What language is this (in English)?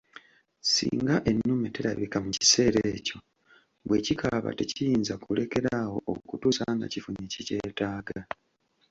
Ganda